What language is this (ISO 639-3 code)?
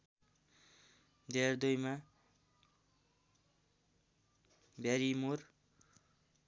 nep